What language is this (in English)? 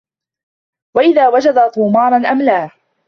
Arabic